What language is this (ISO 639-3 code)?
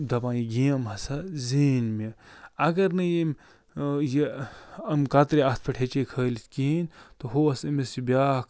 kas